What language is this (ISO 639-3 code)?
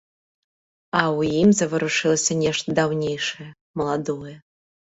bel